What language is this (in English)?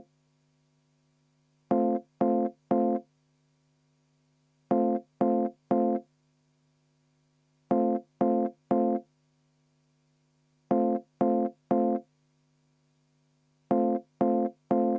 Estonian